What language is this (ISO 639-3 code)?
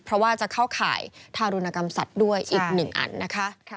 tha